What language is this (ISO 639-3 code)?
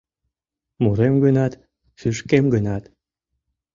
chm